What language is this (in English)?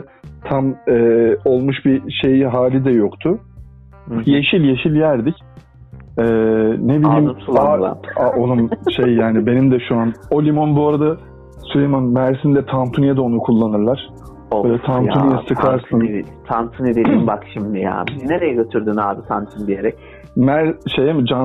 Turkish